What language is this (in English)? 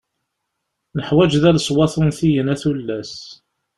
Kabyle